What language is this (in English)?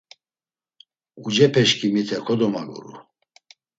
Laz